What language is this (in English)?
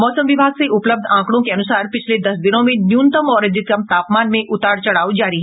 Hindi